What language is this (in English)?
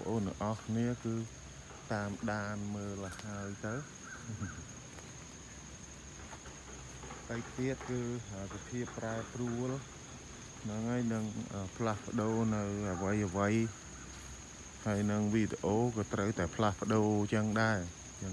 Thai